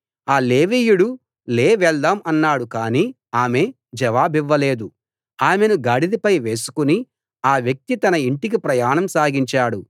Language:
Telugu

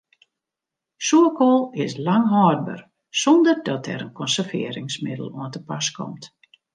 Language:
Western Frisian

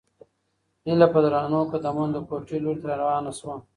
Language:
Pashto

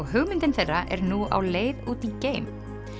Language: Icelandic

